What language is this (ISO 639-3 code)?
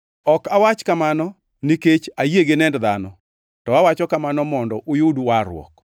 luo